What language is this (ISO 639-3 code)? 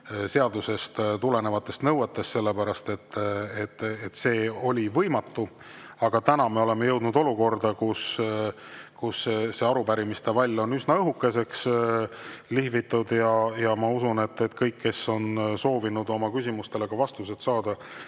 est